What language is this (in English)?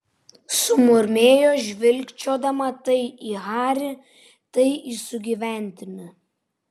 Lithuanian